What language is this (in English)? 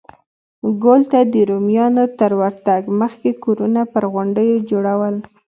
Pashto